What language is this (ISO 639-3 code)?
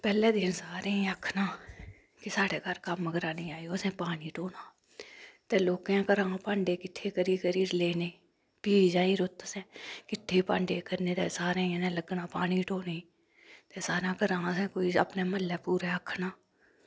doi